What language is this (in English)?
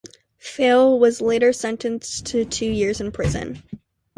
English